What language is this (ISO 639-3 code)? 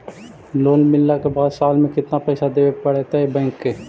mag